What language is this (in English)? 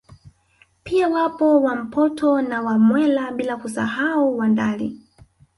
Swahili